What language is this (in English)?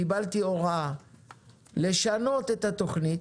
Hebrew